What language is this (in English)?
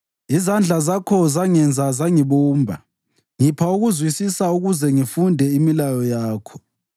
North Ndebele